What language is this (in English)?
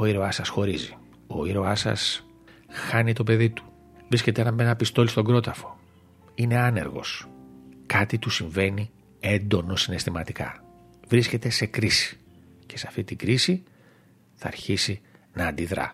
Greek